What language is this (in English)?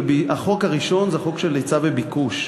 Hebrew